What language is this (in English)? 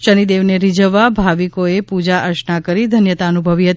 Gujarati